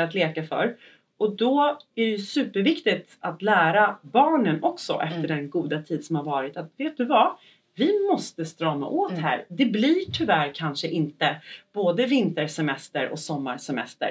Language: Swedish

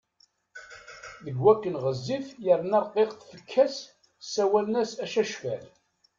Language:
Kabyle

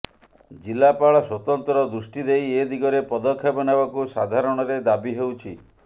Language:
Odia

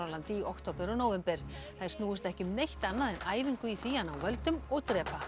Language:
Icelandic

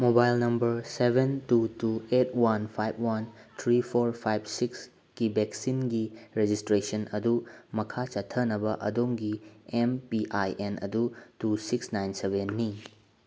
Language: Manipuri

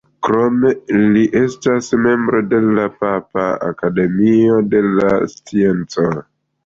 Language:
Esperanto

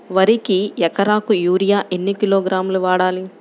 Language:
Telugu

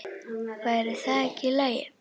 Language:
Icelandic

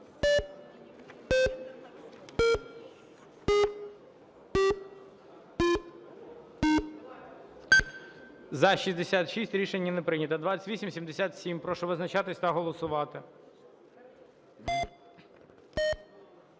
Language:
Ukrainian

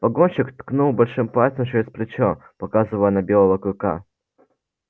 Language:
Russian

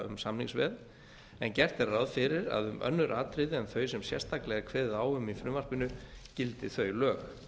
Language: Icelandic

